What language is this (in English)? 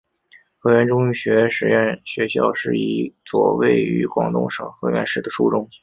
Chinese